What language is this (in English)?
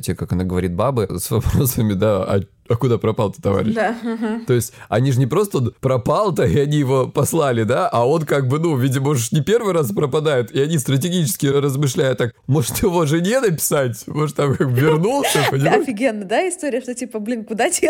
Russian